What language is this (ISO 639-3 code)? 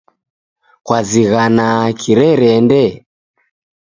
dav